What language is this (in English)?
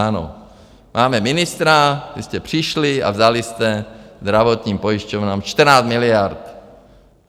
Czech